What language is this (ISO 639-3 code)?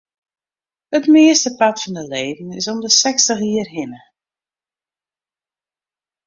fry